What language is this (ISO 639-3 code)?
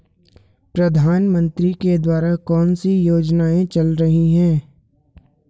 hin